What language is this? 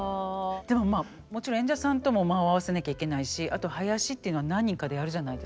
Japanese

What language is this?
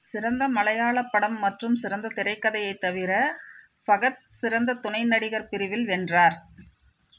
Tamil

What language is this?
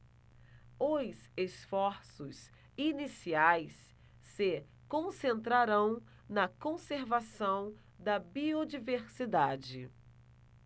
Portuguese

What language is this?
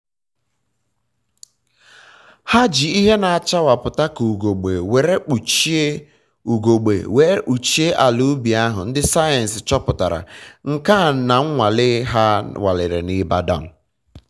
Igbo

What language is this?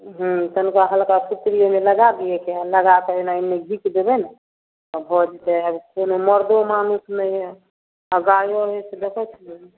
Maithili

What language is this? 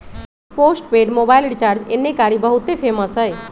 Magahi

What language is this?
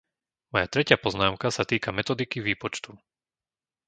Slovak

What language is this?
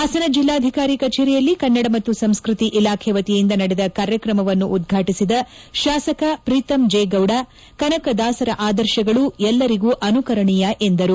Kannada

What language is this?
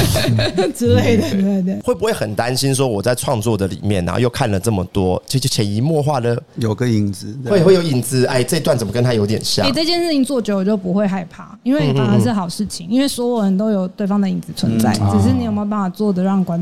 Chinese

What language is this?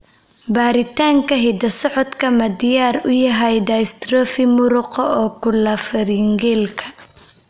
Somali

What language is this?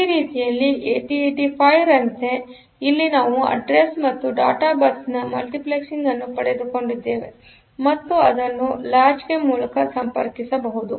Kannada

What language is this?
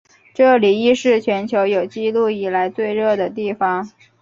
Chinese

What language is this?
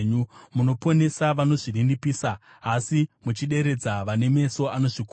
Shona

